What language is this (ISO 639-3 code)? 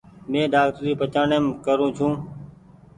gig